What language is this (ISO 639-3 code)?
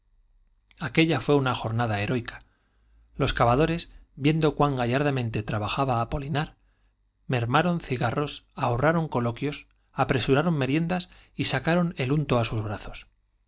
spa